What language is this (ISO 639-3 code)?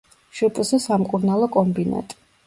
kat